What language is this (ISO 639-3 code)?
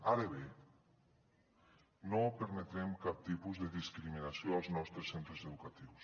cat